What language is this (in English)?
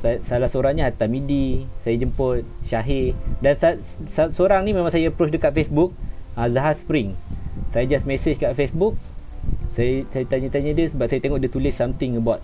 Malay